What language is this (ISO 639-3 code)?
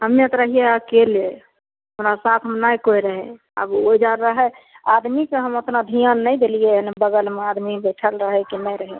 mai